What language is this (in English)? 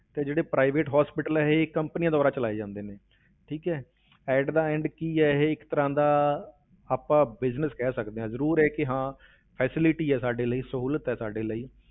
Punjabi